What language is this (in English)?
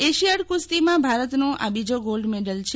Gujarati